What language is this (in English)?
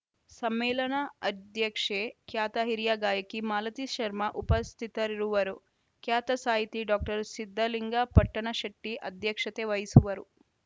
Kannada